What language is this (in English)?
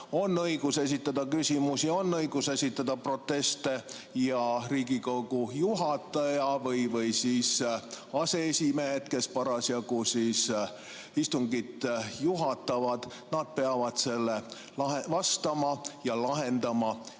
Estonian